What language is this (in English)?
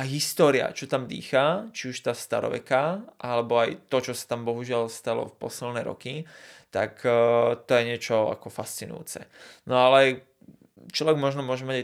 Slovak